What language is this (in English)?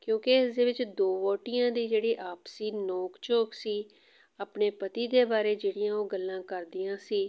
Punjabi